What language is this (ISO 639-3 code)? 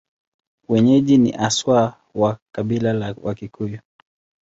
swa